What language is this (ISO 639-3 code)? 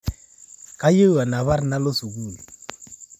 mas